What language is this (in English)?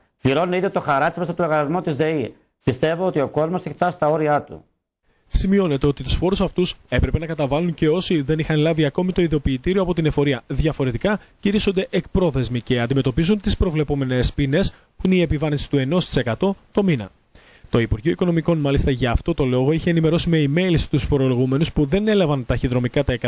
Greek